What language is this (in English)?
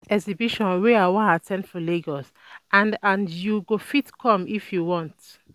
Nigerian Pidgin